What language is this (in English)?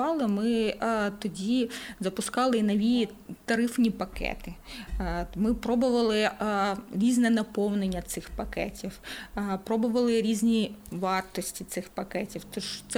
Ukrainian